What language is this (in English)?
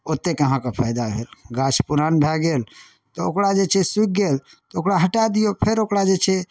Maithili